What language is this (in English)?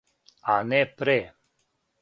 Serbian